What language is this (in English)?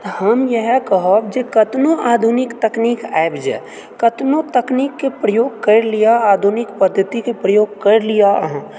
Maithili